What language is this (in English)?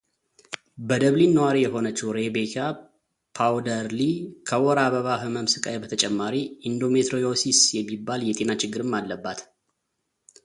Amharic